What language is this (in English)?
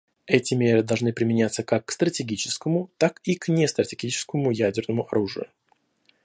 Russian